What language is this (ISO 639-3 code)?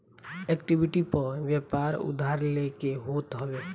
bho